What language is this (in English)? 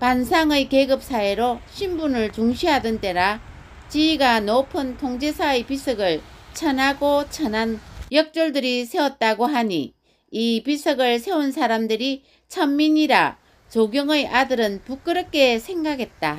Korean